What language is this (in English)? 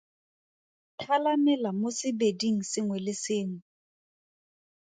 Tswana